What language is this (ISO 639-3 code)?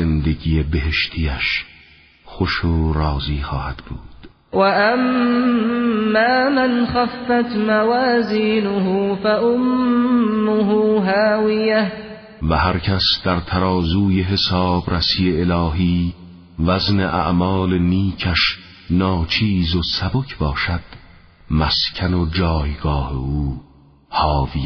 fas